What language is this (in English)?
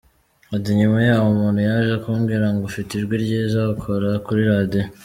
Kinyarwanda